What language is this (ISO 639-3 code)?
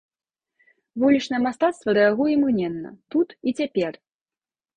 bel